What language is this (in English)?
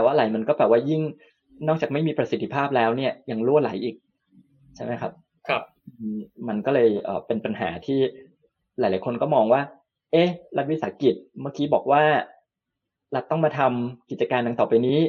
Thai